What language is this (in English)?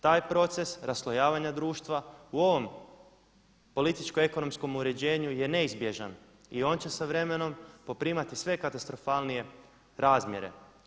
Croatian